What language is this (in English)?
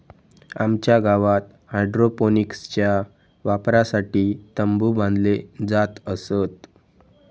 Marathi